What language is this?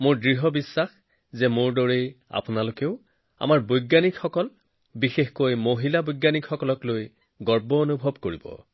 Assamese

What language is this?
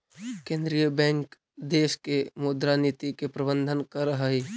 Magahi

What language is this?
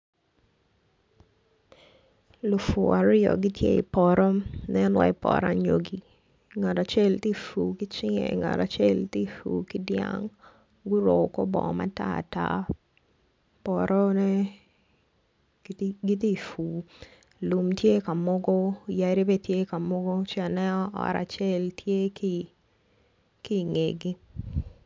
Acoli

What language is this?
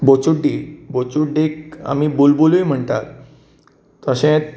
Konkani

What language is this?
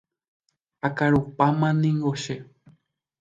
Guarani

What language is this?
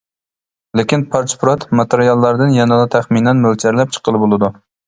Uyghur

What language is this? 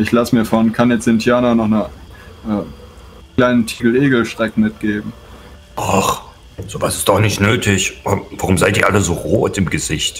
German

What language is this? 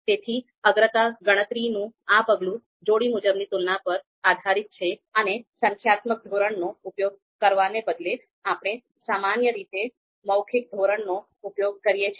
Gujarati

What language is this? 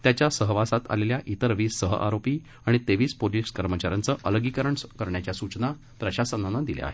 Marathi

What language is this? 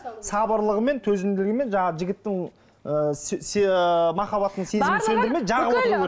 Kazakh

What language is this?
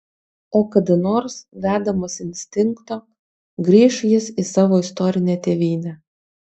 Lithuanian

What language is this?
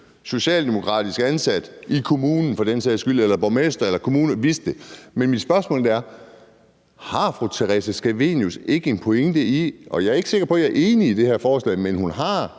Danish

